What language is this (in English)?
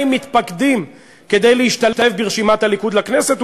Hebrew